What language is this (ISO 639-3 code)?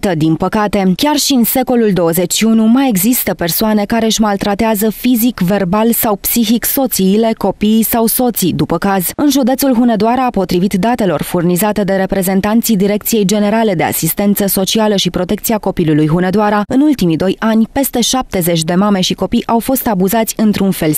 ron